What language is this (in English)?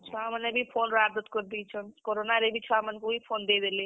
Odia